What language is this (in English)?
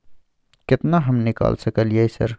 Maithili